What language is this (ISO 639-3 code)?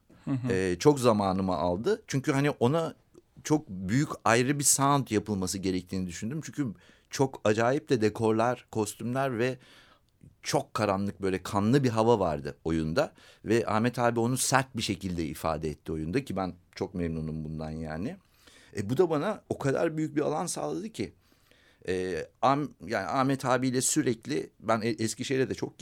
tur